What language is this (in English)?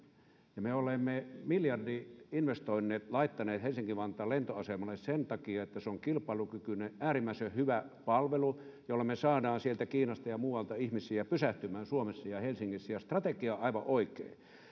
Finnish